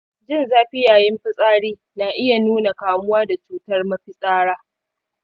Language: Hausa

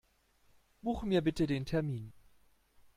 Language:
German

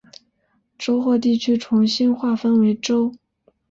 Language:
Chinese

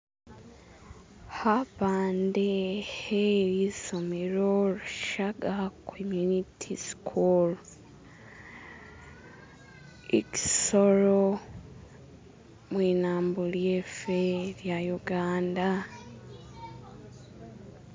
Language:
Masaaba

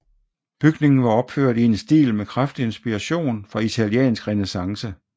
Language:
Danish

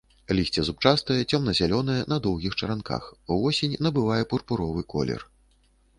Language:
Belarusian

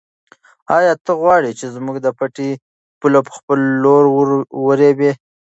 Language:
Pashto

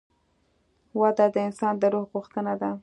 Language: Pashto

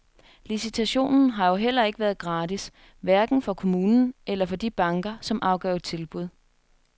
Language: Danish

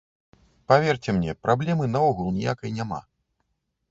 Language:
Belarusian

